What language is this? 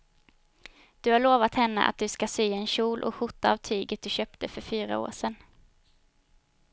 Swedish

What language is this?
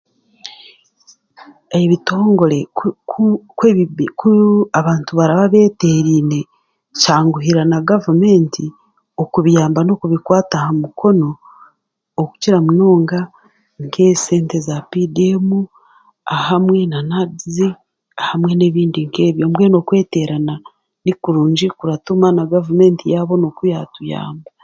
Chiga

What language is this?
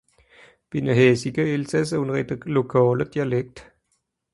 Swiss German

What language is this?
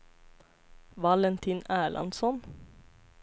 Swedish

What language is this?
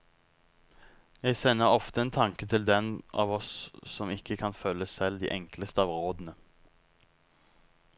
Norwegian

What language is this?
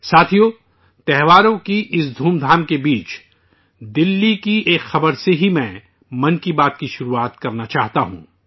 Urdu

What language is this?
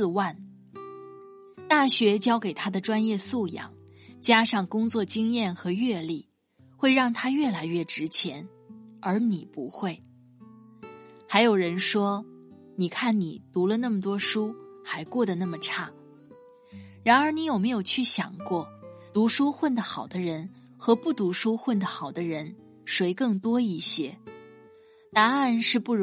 Chinese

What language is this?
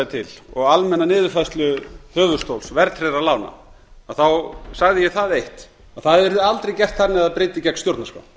Icelandic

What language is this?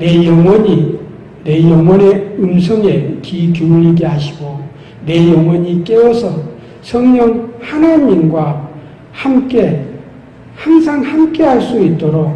Korean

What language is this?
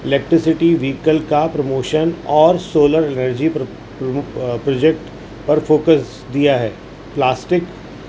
Urdu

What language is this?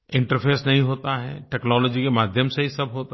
Hindi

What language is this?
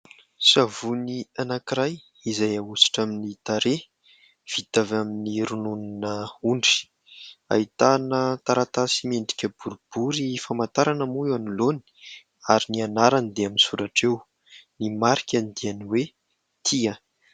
Malagasy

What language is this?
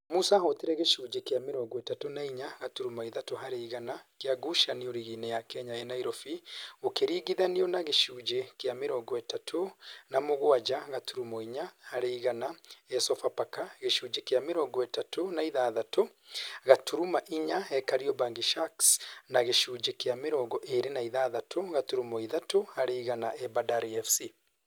Kikuyu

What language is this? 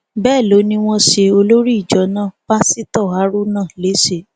Yoruba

